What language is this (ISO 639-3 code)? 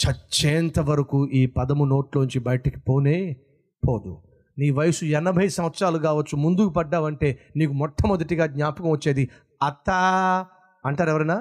tel